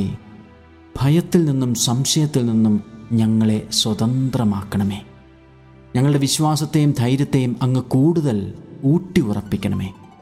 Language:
Malayalam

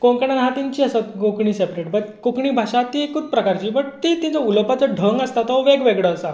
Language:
Konkani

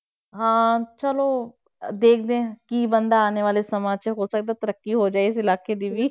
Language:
Punjabi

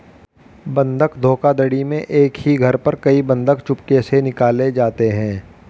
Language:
Hindi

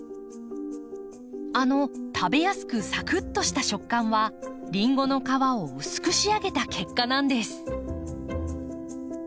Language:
Japanese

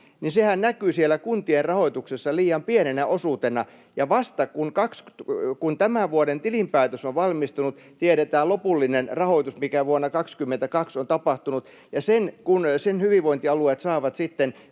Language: Finnish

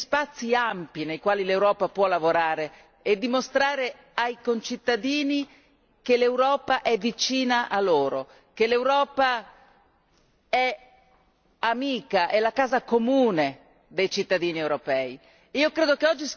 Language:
Italian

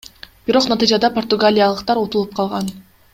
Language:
Kyrgyz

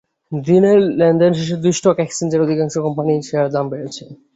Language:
Bangla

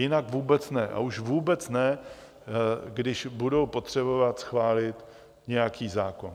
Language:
Czech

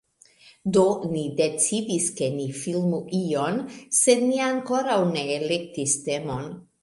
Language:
Esperanto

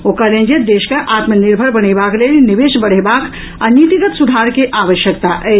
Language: Maithili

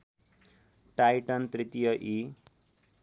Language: Nepali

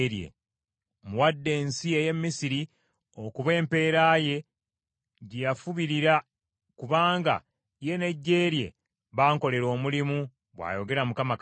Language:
Ganda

